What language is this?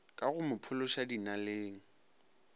Northern Sotho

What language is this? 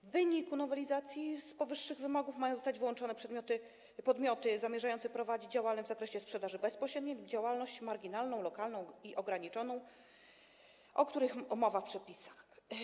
Polish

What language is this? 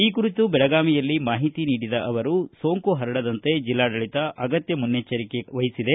Kannada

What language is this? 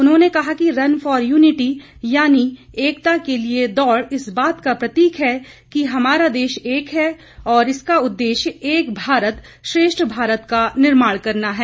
Hindi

